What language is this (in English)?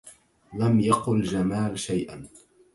Arabic